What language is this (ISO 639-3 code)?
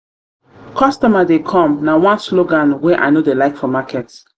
pcm